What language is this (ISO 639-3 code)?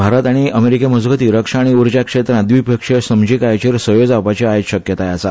kok